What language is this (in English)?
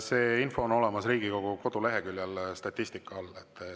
Estonian